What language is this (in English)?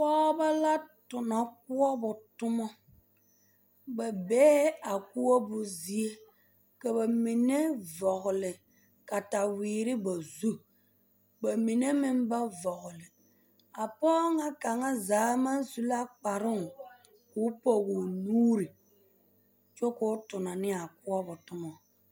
Southern Dagaare